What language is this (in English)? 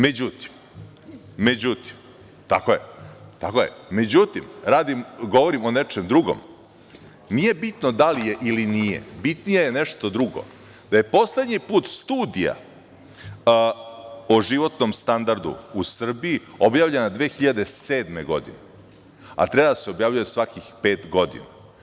Serbian